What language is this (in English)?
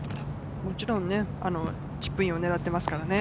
Japanese